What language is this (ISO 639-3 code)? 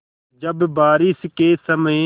hin